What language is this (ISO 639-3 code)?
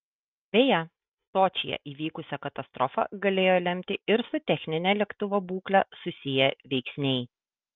lit